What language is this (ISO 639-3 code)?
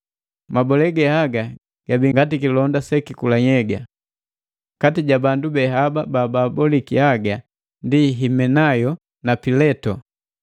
mgv